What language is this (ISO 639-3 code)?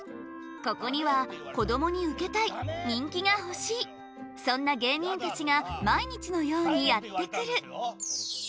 jpn